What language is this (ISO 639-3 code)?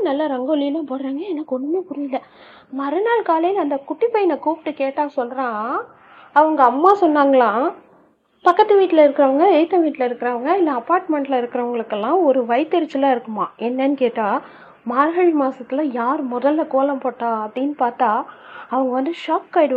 tam